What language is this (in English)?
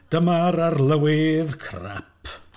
Welsh